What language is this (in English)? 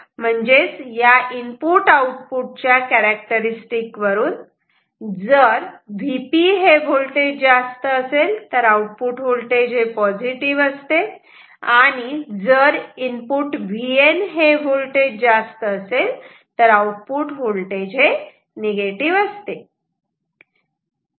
Marathi